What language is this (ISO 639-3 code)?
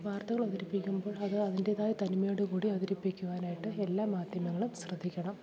mal